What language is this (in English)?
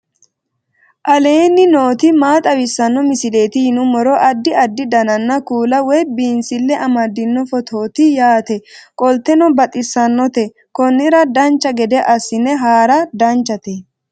Sidamo